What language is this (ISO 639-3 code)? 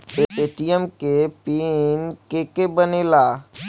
bho